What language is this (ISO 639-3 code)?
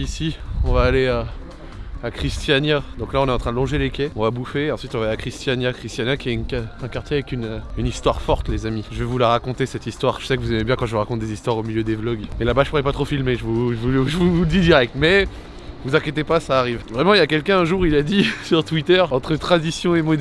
fra